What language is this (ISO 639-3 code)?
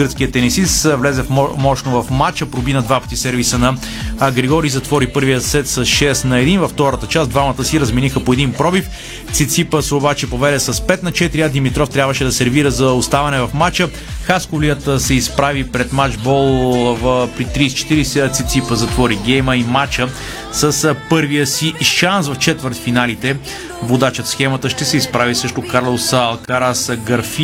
bul